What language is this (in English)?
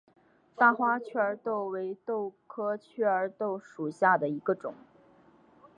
Chinese